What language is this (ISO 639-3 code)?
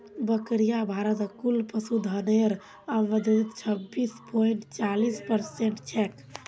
mag